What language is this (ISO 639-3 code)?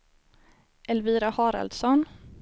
swe